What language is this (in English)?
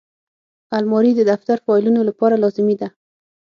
Pashto